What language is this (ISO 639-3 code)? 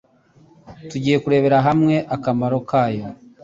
kin